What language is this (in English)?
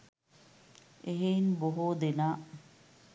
Sinhala